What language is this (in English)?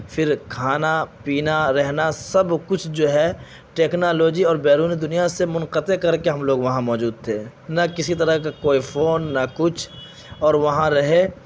Urdu